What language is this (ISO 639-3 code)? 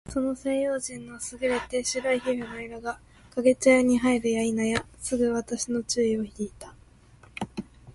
jpn